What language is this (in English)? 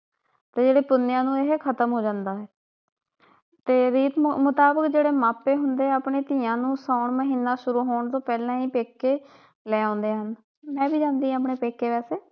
Punjabi